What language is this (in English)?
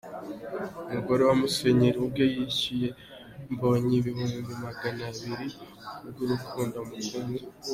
Kinyarwanda